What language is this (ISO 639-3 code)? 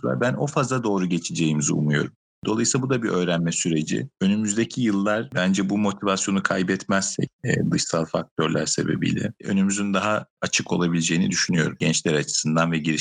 tur